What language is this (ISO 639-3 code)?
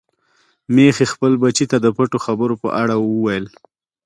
pus